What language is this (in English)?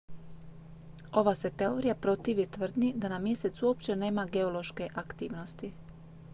Croatian